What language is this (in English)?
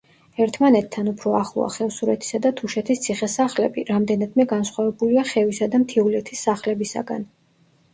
Georgian